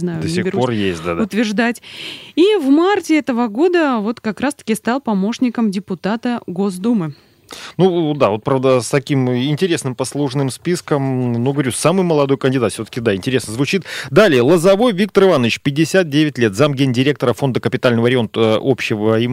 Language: Russian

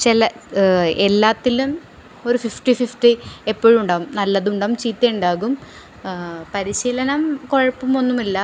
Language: Malayalam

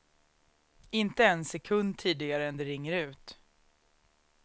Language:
Swedish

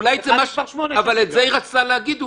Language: Hebrew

